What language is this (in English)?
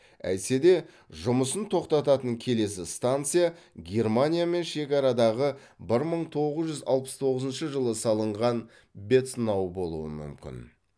Kazakh